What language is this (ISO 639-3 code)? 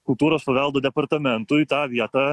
lit